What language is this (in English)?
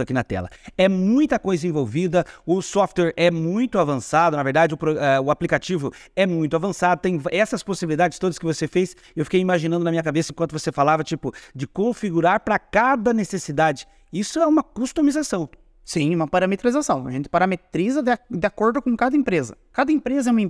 Portuguese